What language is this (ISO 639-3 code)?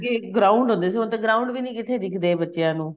pan